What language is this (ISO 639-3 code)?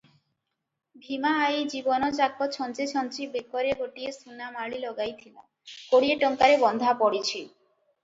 ori